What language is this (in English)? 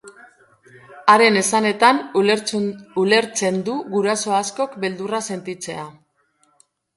Basque